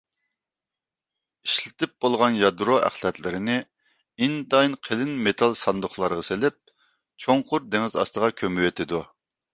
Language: Uyghur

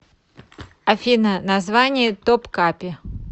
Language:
Russian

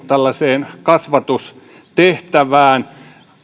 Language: Finnish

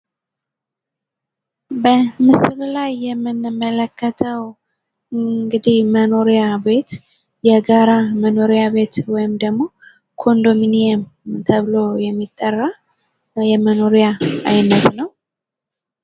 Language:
Amharic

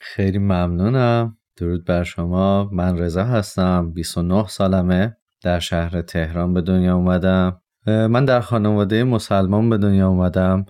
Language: Persian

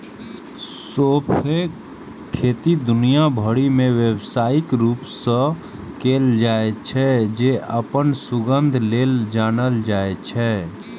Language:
Maithili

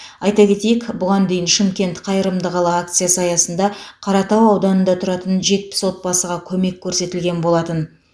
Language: Kazakh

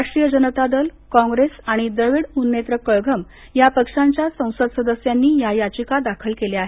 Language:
Marathi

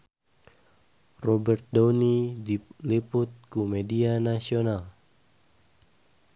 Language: Sundanese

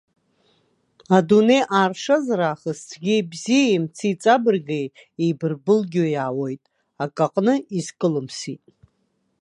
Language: Abkhazian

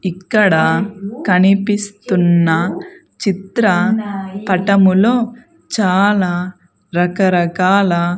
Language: Telugu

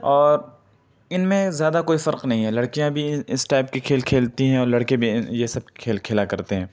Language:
Urdu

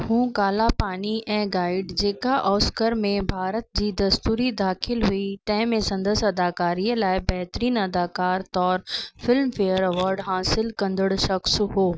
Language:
Sindhi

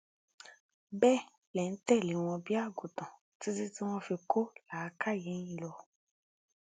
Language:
Yoruba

